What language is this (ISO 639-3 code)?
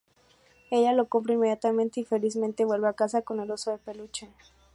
spa